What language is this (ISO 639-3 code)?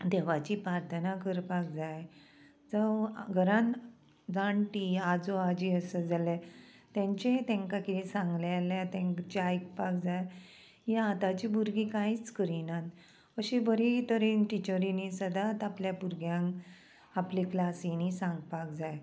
kok